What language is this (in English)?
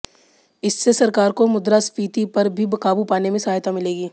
Hindi